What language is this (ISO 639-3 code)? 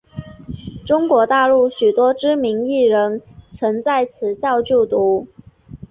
zho